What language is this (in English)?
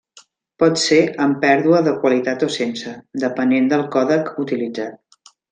Catalan